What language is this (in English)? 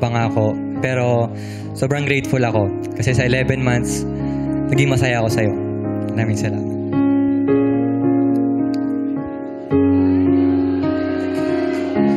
Filipino